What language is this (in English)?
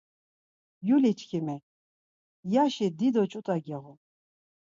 Laz